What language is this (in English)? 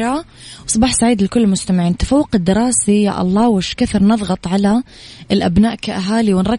Arabic